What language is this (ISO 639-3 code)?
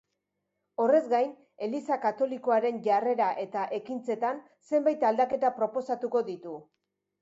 eus